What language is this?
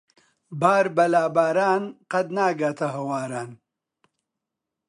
Central Kurdish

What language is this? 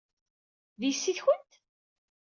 Kabyle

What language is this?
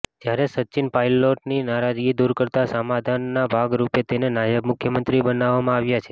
Gujarati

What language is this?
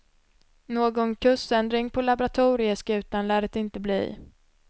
Swedish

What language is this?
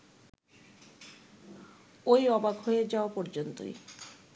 Bangla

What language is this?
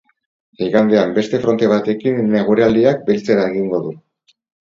Basque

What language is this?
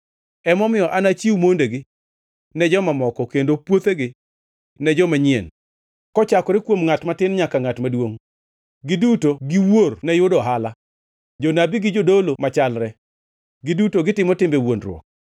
Luo (Kenya and Tanzania)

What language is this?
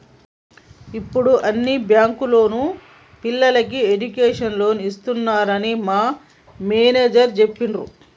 Telugu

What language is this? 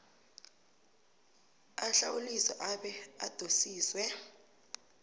South Ndebele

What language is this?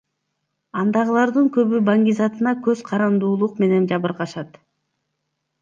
Kyrgyz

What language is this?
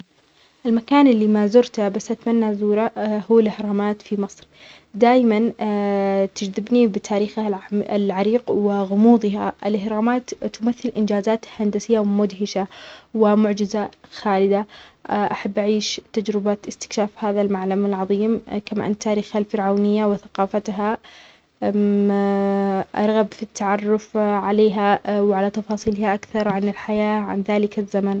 Omani Arabic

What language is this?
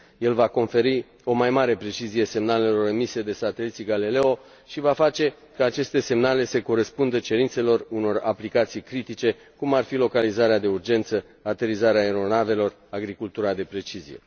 Romanian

